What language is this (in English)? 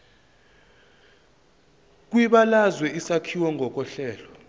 Zulu